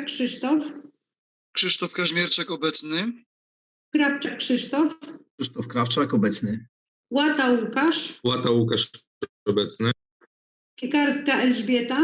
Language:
Polish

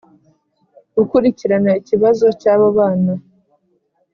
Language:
Kinyarwanda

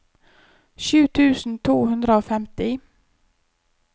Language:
Norwegian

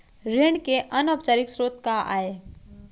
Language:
Chhattisgarhi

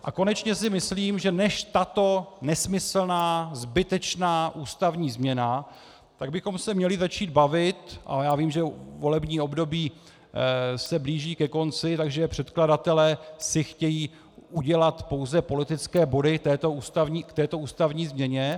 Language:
Czech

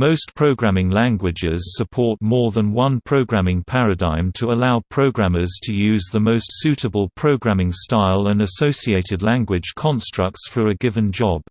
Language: English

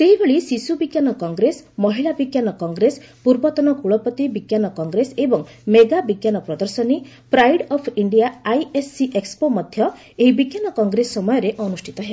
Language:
Odia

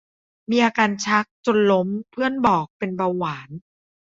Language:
Thai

